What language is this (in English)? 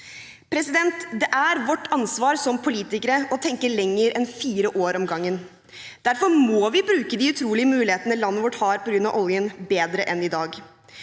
Norwegian